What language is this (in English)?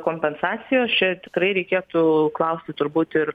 Lithuanian